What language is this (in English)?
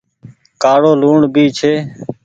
Goaria